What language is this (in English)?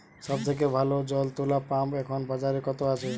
Bangla